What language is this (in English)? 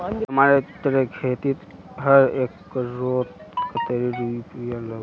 Magahi